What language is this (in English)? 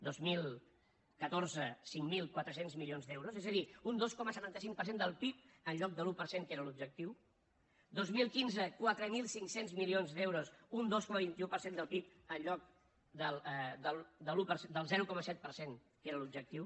Catalan